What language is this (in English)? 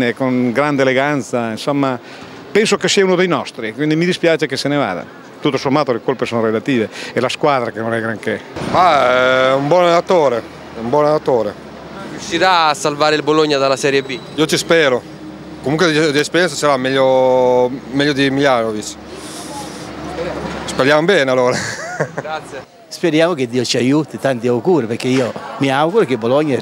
Italian